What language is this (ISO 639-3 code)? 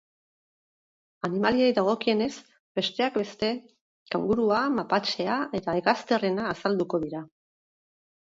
eus